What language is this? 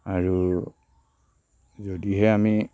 Assamese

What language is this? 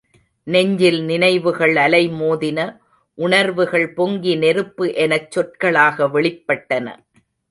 Tamil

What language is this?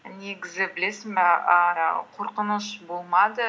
Kazakh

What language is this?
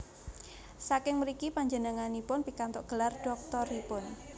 Javanese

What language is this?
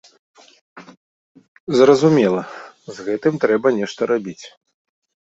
Belarusian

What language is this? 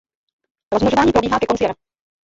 Czech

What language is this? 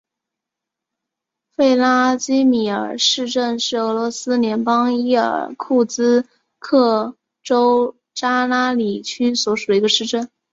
Chinese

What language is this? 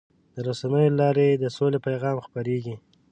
Pashto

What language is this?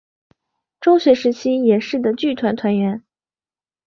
Chinese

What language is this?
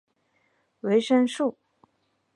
Chinese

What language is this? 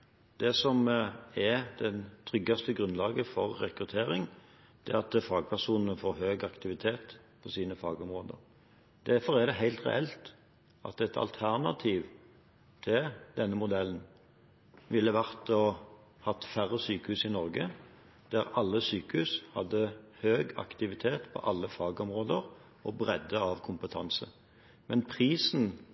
Norwegian Bokmål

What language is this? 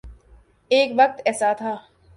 Urdu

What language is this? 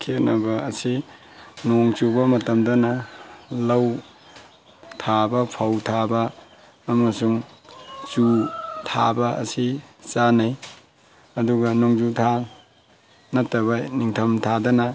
Manipuri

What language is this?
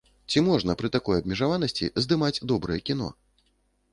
Belarusian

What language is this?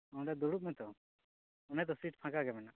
Santali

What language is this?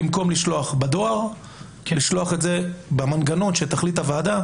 Hebrew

